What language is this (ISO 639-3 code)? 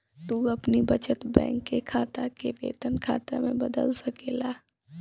bho